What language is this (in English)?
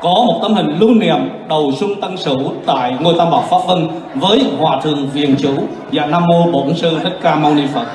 Vietnamese